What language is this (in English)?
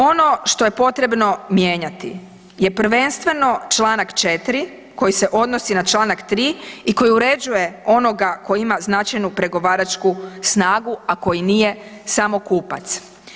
Croatian